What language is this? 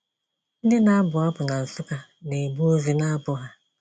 Igbo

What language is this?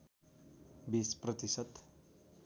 Nepali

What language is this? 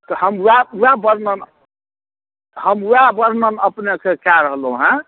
Maithili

